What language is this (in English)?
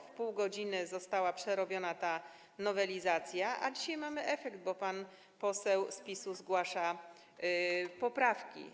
Polish